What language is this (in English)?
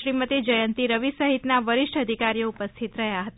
Gujarati